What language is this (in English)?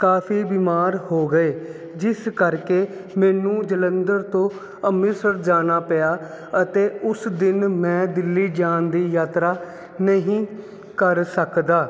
Punjabi